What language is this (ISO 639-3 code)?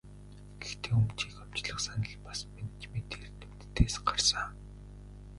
mon